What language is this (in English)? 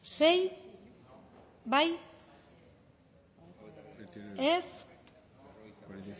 Basque